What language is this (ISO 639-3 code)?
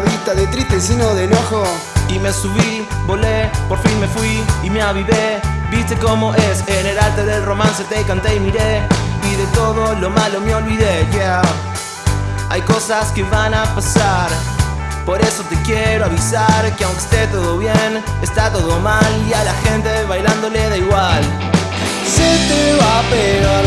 spa